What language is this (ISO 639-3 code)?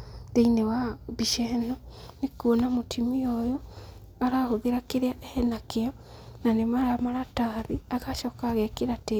kik